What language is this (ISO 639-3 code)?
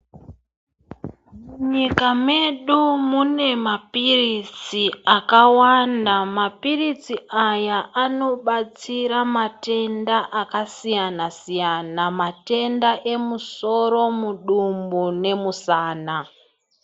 ndc